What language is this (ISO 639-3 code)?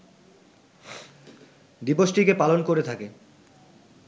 ben